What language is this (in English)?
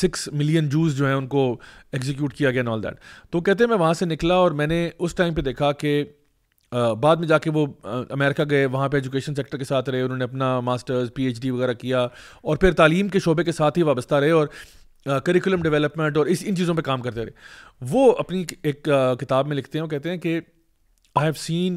Urdu